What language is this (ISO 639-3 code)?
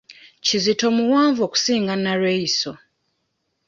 lug